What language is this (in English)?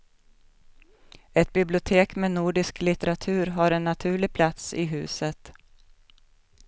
Swedish